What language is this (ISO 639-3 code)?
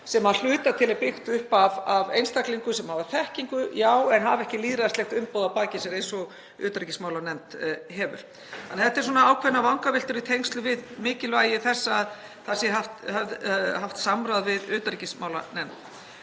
isl